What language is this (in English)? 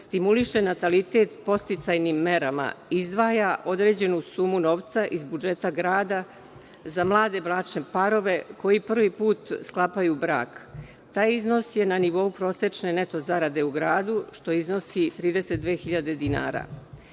Serbian